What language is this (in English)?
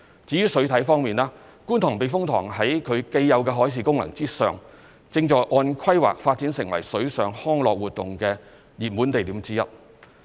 Cantonese